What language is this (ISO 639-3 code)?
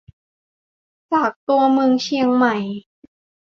tha